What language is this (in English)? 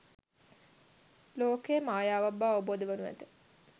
Sinhala